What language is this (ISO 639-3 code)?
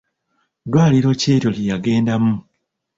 lug